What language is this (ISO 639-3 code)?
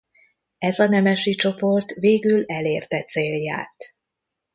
hun